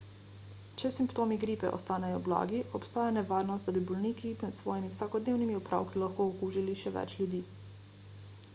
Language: Slovenian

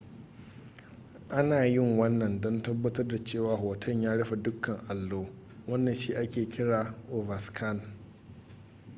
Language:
Hausa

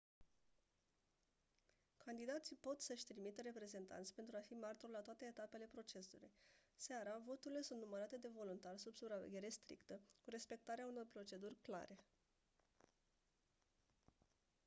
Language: Romanian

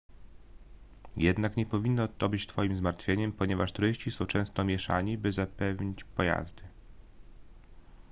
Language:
Polish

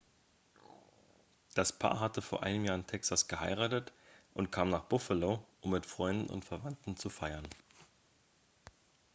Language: German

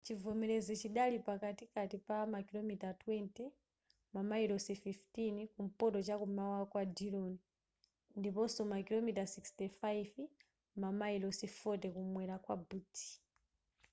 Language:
Nyanja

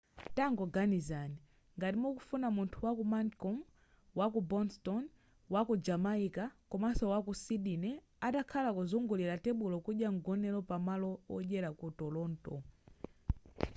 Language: Nyanja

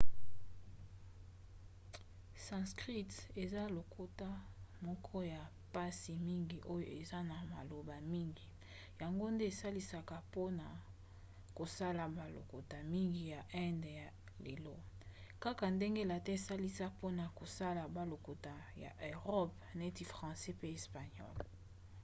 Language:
Lingala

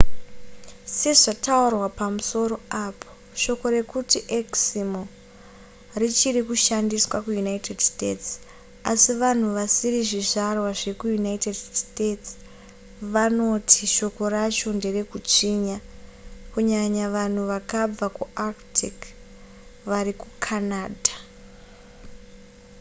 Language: Shona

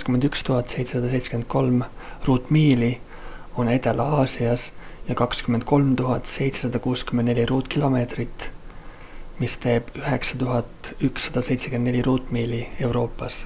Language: Estonian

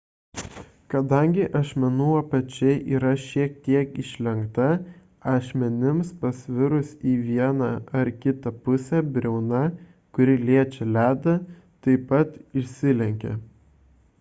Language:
Lithuanian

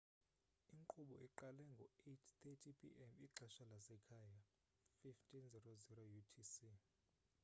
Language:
Xhosa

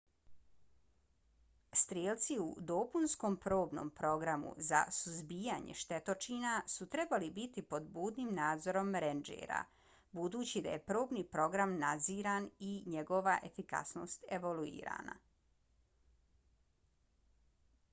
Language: Bosnian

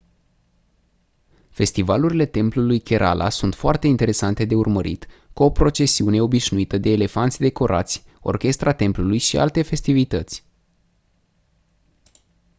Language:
Romanian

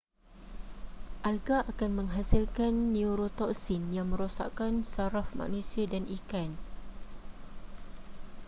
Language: Malay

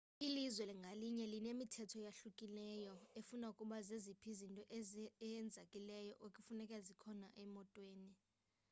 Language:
Xhosa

